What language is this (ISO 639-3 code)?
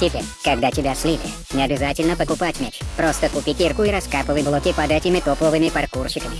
rus